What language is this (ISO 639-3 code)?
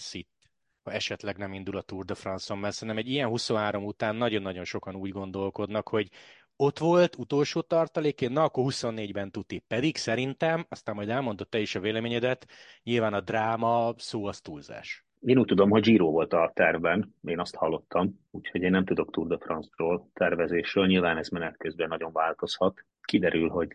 hun